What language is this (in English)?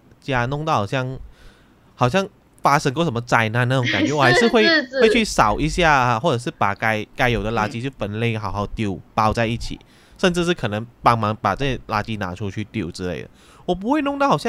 Chinese